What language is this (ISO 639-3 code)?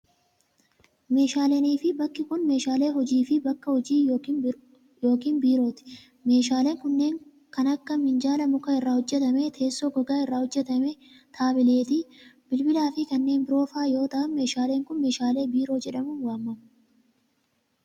orm